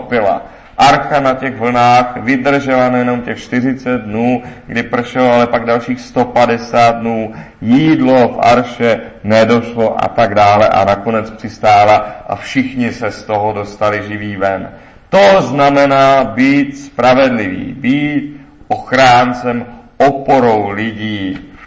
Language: Czech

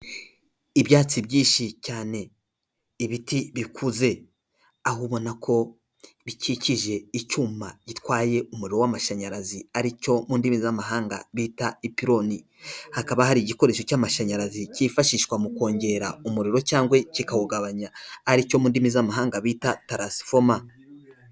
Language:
Kinyarwanda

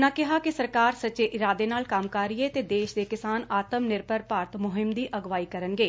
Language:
Punjabi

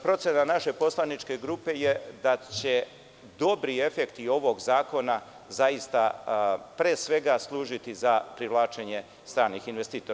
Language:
Serbian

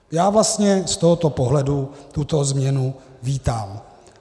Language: Czech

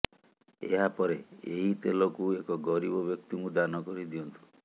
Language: Odia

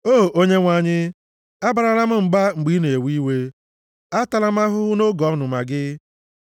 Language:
Igbo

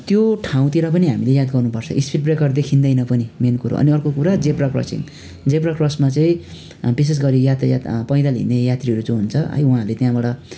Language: Nepali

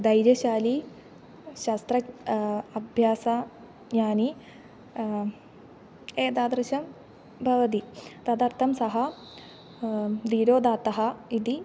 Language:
Sanskrit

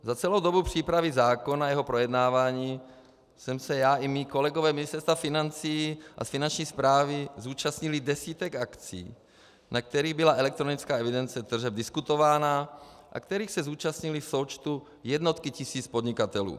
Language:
Czech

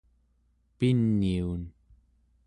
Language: Central Yupik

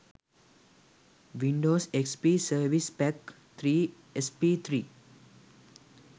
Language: Sinhala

